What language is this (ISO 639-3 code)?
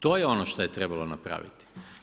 hrv